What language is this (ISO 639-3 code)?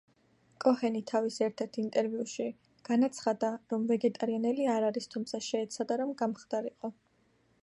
kat